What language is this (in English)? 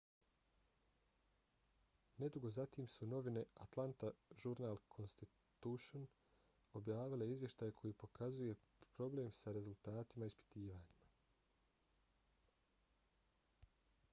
Bosnian